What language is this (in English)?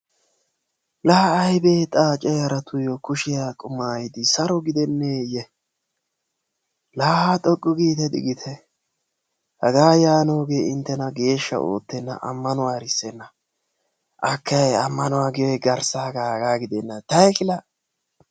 Wolaytta